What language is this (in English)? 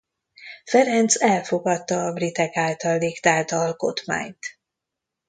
Hungarian